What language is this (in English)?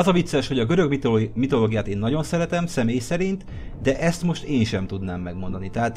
Hungarian